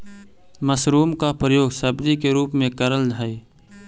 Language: Magahi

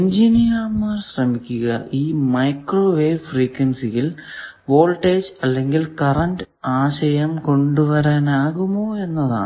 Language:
Malayalam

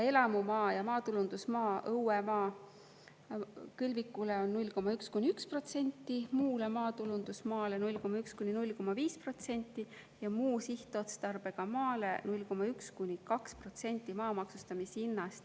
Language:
Estonian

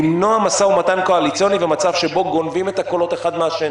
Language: Hebrew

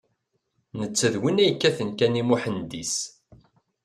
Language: Kabyle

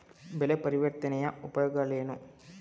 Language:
Kannada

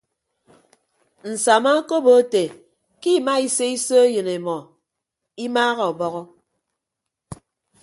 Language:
Ibibio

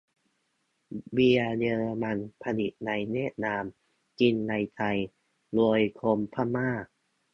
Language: Thai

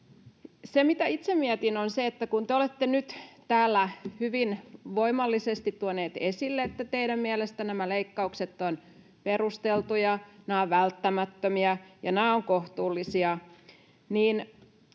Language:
Finnish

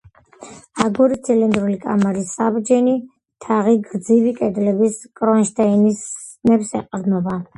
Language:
Georgian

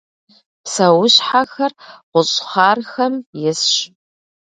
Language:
Kabardian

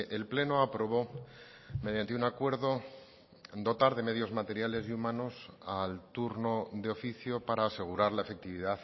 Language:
Spanish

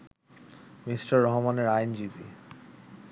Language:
Bangla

